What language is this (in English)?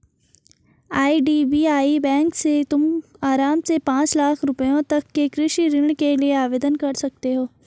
Hindi